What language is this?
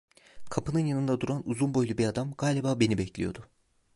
Turkish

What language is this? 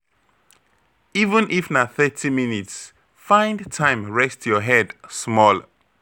Nigerian Pidgin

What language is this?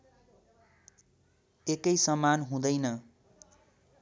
Nepali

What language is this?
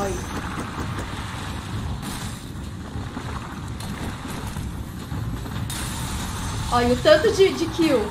Portuguese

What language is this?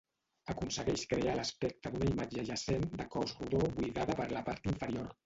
Catalan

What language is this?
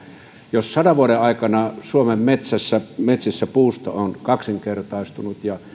Finnish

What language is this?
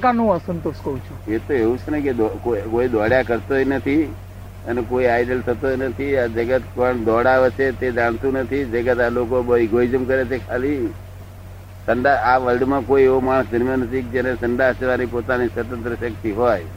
Gujarati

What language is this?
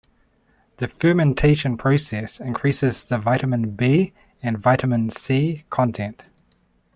English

